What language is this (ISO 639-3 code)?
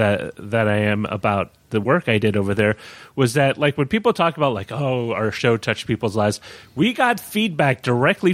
eng